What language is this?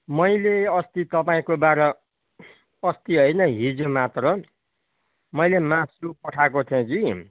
Nepali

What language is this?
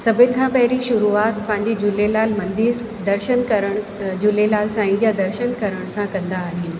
Sindhi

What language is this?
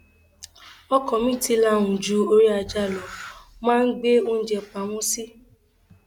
Yoruba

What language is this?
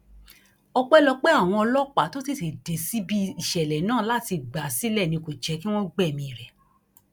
Yoruba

